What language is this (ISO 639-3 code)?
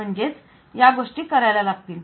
mar